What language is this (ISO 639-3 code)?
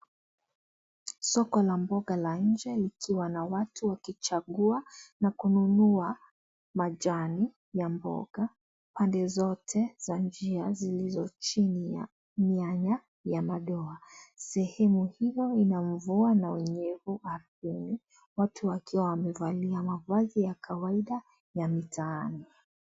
swa